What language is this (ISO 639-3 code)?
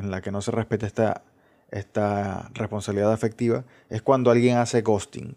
spa